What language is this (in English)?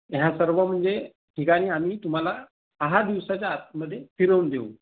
Marathi